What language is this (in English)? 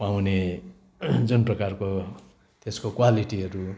Nepali